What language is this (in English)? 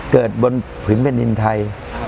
Thai